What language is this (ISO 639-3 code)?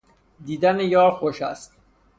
fas